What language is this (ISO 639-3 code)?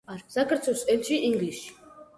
kat